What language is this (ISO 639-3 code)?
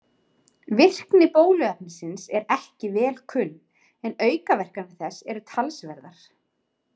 isl